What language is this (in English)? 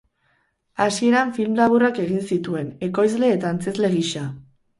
Basque